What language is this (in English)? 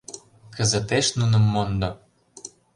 Mari